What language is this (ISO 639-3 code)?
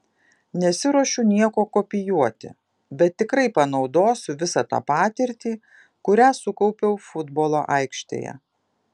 lit